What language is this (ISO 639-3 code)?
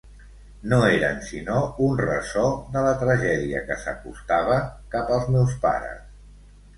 cat